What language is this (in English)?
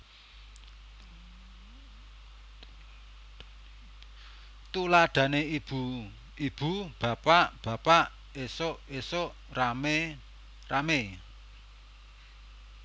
Javanese